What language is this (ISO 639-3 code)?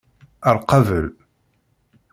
kab